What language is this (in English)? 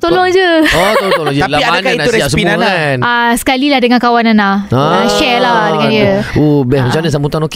Malay